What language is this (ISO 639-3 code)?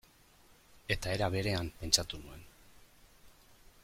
eus